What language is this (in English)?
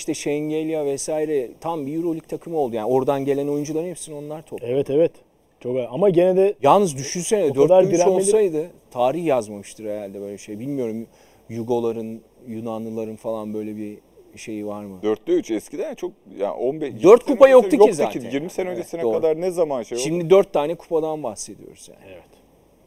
Turkish